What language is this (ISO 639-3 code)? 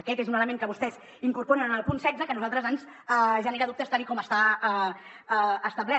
cat